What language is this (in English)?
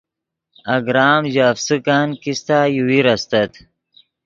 Yidgha